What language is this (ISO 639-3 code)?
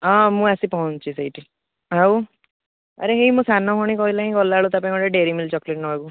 ori